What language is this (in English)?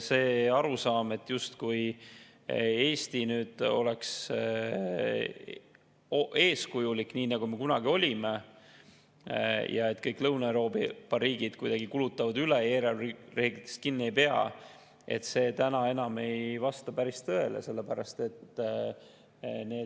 Estonian